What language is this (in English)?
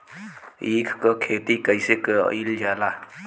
Bhojpuri